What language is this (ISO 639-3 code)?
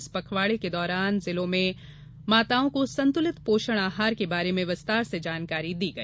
hin